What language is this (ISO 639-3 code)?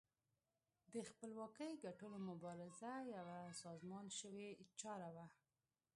pus